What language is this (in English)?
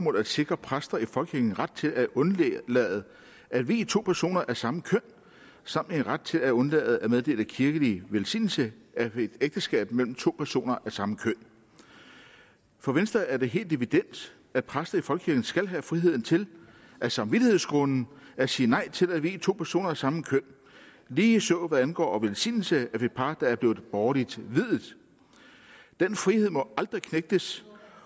Danish